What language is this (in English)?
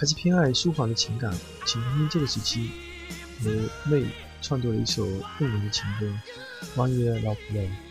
Chinese